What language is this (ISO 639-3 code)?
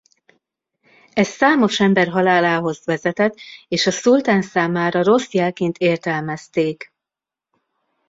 hun